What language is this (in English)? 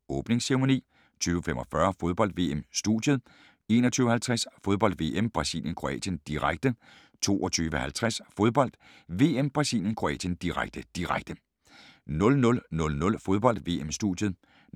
Danish